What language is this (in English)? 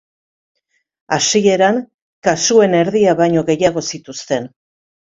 Basque